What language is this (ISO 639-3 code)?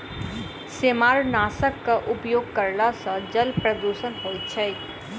mai